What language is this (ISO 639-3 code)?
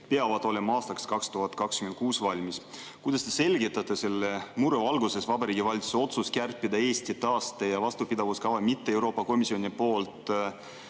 est